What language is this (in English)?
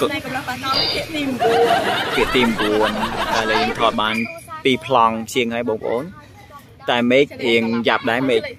Thai